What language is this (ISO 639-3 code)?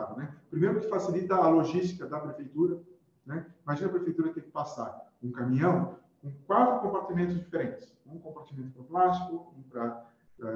por